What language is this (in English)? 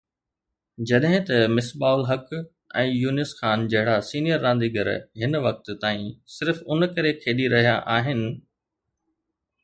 Sindhi